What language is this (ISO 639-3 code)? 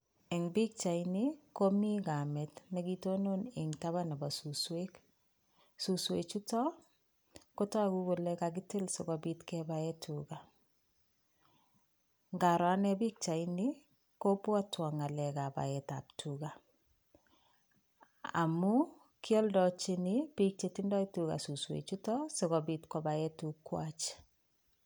kln